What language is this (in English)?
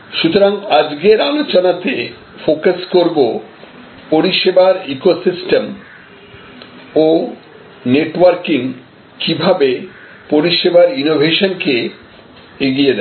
Bangla